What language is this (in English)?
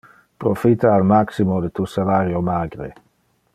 Interlingua